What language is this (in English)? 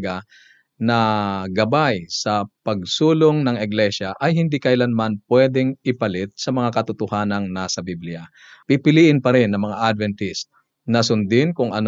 Filipino